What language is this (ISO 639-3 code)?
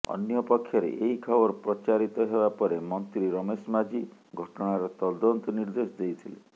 ori